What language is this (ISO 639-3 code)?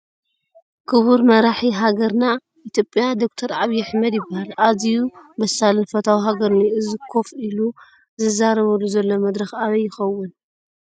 tir